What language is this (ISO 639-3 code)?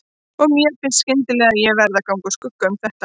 isl